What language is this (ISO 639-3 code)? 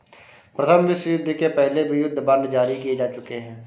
hin